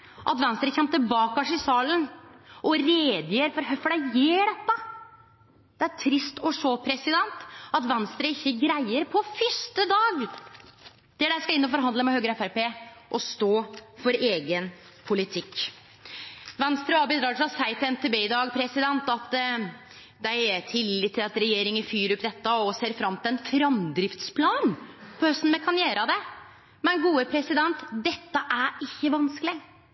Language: Norwegian Nynorsk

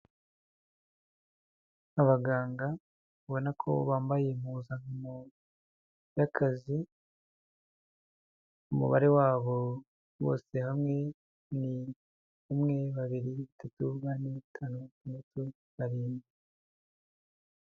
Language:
Kinyarwanda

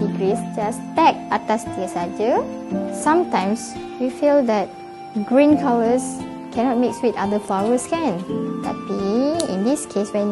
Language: Malay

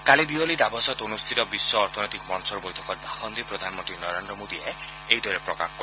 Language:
Assamese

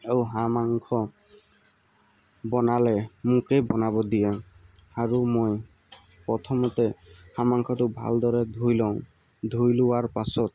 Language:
Assamese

